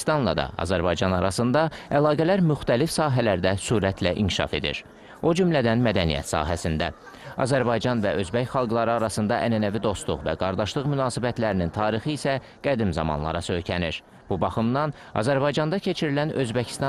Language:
Turkish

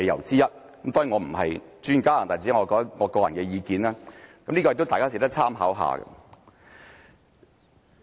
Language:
Cantonese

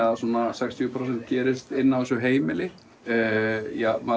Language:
Icelandic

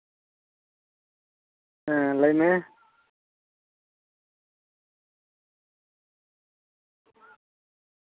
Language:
Santali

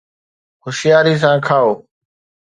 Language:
Sindhi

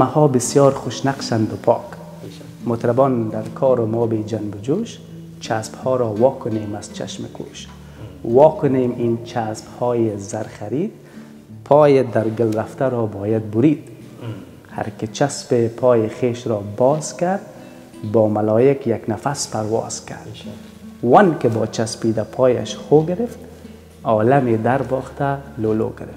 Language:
Persian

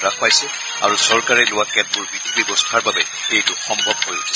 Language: Assamese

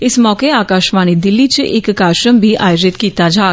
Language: Dogri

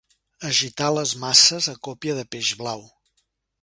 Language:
Catalan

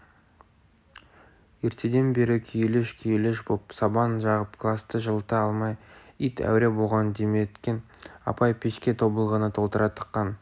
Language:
Kazakh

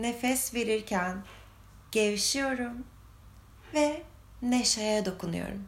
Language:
Turkish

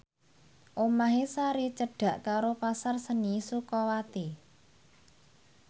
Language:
Javanese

